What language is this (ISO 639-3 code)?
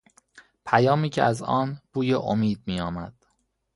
fas